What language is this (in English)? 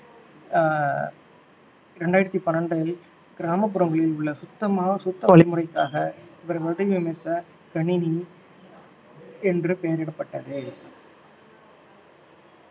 Tamil